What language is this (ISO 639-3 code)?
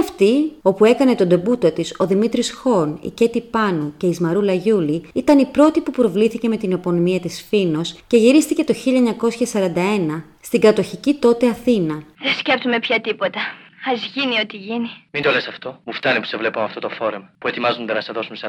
ell